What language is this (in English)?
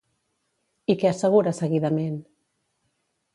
Catalan